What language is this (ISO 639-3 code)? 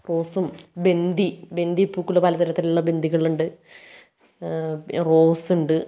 mal